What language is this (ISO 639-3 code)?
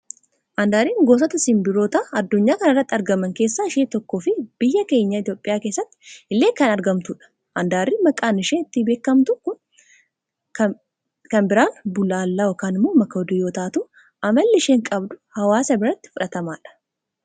orm